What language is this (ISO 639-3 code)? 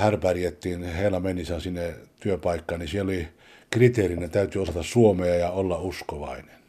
fin